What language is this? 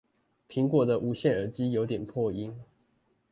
Chinese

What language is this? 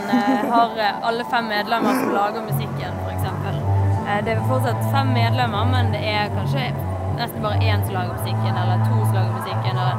Norwegian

